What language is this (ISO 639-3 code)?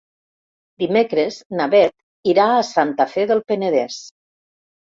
cat